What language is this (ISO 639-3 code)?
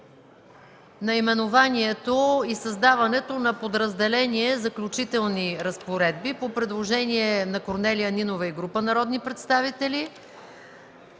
bul